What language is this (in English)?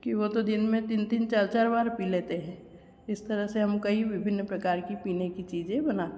Hindi